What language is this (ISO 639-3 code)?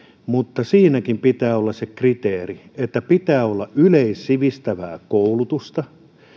fin